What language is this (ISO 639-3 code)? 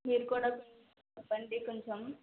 tel